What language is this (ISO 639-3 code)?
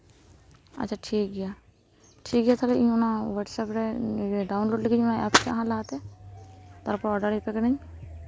sat